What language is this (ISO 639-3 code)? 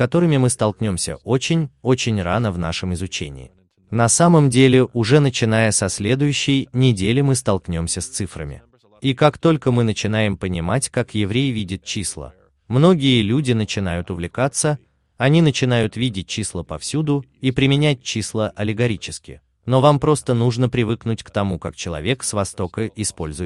rus